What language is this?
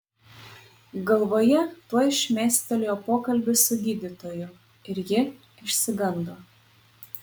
Lithuanian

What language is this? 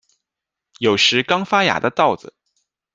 Chinese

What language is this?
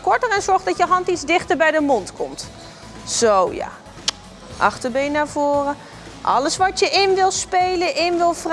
Dutch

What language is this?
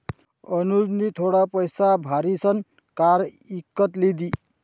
Marathi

